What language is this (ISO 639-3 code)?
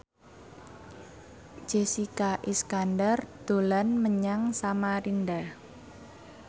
jav